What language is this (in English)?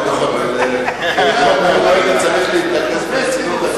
Hebrew